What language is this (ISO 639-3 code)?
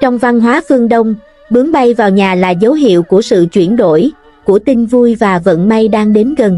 vie